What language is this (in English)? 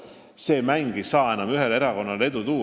Estonian